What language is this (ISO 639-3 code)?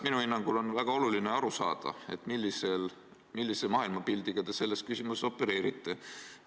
est